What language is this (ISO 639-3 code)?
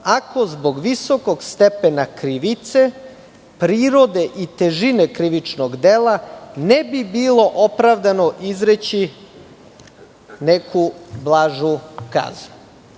srp